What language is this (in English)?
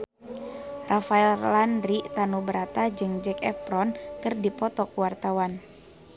Sundanese